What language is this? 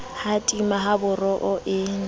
Southern Sotho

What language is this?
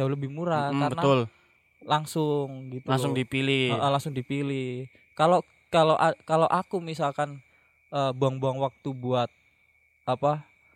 Indonesian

